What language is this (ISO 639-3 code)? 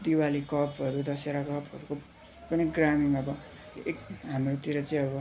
nep